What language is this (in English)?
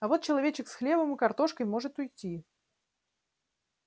Russian